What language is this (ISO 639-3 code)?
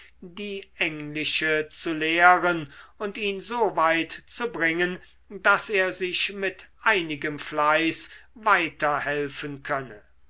deu